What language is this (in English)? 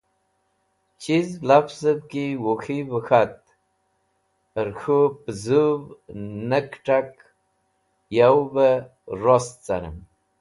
Wakhi